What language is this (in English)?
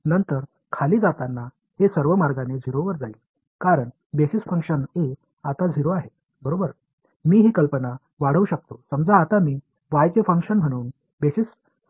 Tamil